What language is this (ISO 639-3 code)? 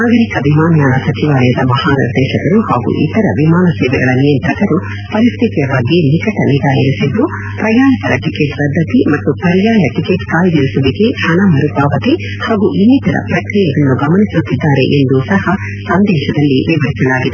kan